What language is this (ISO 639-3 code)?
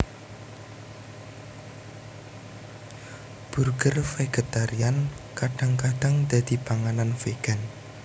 jav